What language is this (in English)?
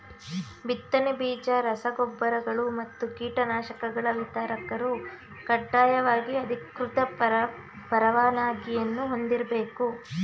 Kannada